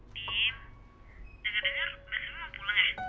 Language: Indonesian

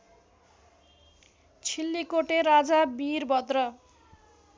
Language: Nepali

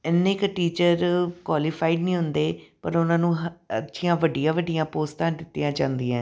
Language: Punjabi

